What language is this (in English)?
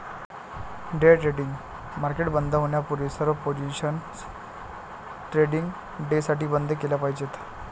Marathi